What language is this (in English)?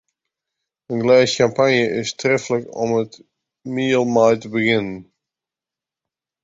Western Frisian